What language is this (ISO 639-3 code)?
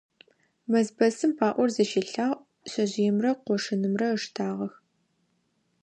ady